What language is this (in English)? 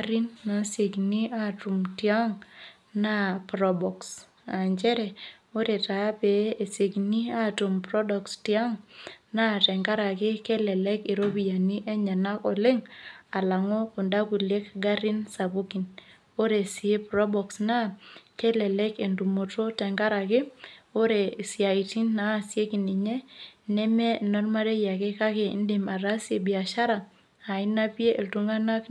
Masai